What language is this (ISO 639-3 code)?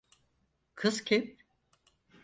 tur